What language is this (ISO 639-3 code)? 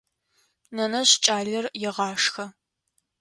ady